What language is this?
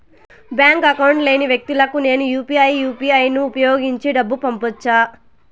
Telugu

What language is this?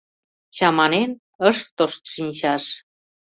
Mari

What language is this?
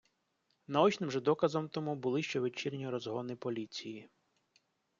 Ukrainian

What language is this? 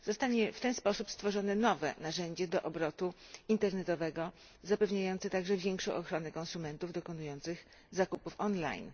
Polish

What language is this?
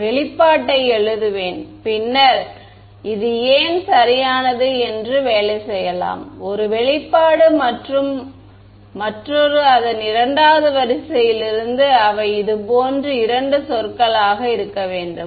Tamil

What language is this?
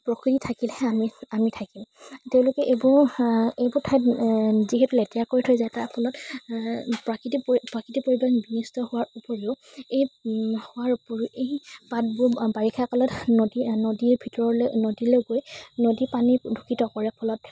Assamese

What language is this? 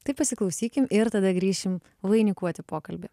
Lithuanian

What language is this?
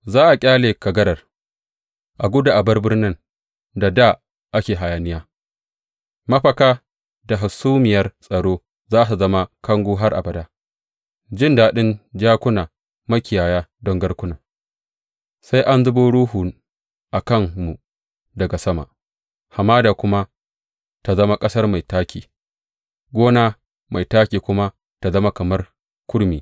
Hausa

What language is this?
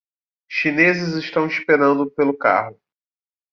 Portuguese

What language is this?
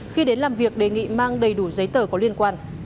Vietnamese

